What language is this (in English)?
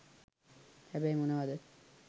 Sinhala